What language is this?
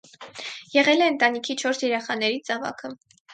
Armenian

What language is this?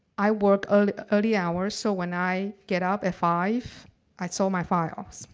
English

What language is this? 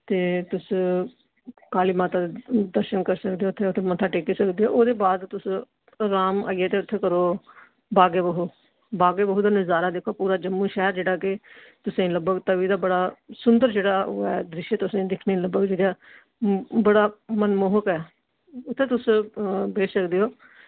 Dogri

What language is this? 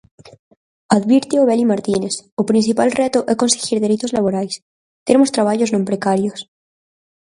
Galician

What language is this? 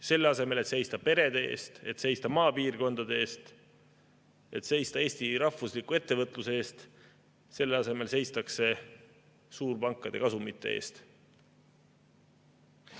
Estonian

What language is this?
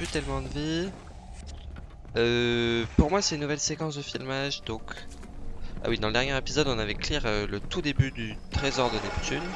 French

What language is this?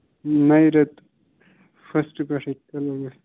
Kashmiri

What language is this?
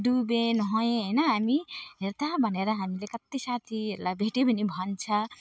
Nepali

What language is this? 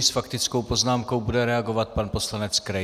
Czech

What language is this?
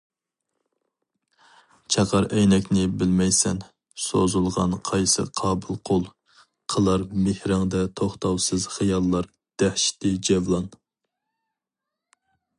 Uyghur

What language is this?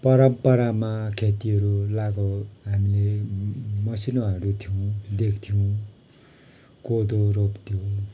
Nepali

